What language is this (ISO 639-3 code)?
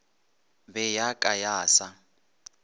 nso